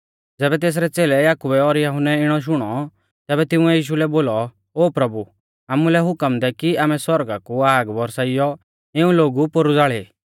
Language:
Mahasu Pahari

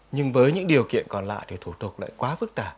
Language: Vietnamese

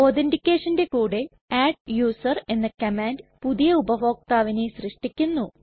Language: Malayalam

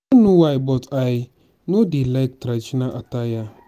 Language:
Nigerian Pidgin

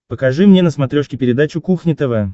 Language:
Russian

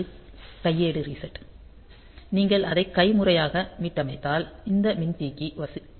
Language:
Tamil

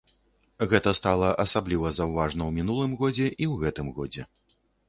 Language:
Belarusian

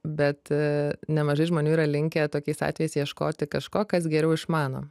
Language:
Lithuanian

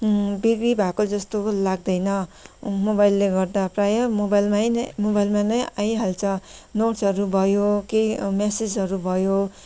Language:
Nepali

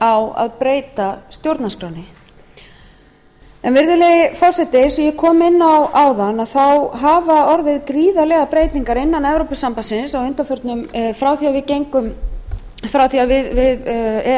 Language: Icelandic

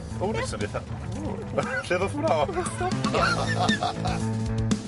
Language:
Welsh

